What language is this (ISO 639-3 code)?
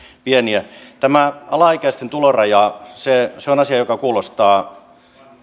fin